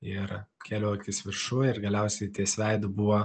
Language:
Lithuanian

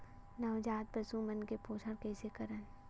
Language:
Chhattisgarhi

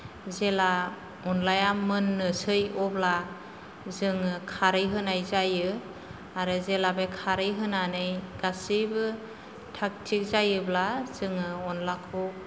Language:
Bodo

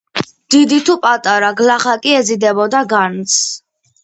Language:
Georgian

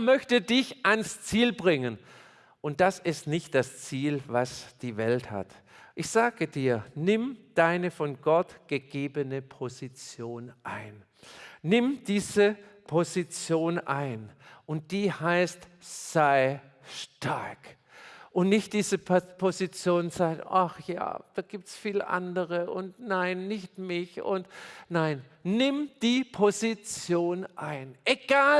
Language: German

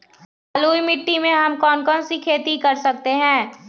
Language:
Magahi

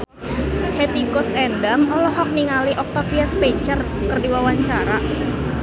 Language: Sundanese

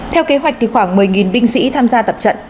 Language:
Vietnamese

